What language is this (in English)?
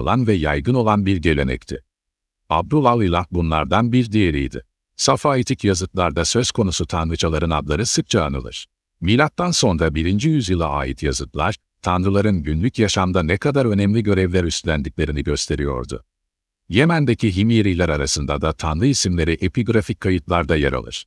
Turkish